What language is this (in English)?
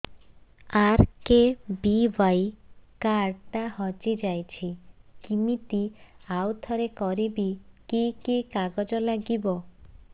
Odia